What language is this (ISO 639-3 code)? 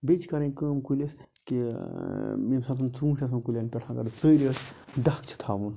kas